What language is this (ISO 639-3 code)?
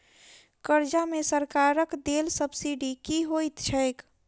mai